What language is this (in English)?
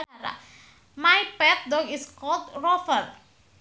Sundanese